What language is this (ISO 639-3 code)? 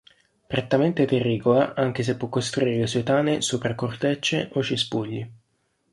ita